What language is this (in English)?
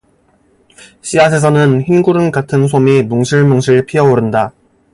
Korean